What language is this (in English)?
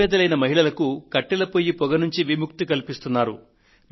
Telugu